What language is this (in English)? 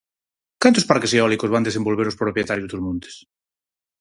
Galician